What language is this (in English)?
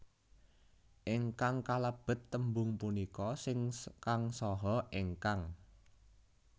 Javanese